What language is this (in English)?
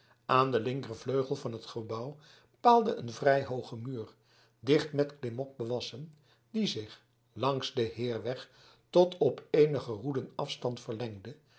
Dutch